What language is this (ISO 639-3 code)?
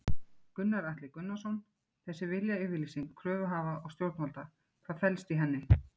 isl